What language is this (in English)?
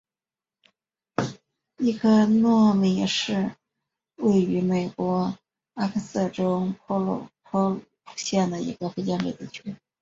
Chinese